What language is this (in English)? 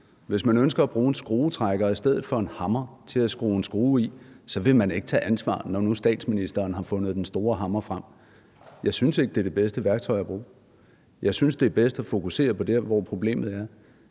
Danish